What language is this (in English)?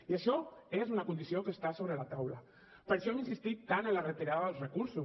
Catalan